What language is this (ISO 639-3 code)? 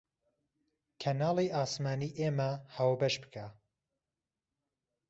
ckb